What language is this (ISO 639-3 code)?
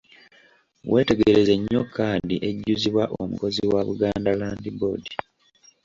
lug